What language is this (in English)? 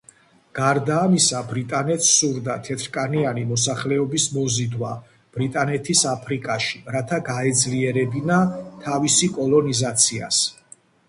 Georgian